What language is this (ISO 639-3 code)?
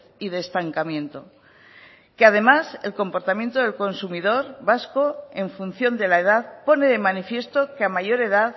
spa